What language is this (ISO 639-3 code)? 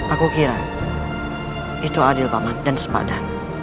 ind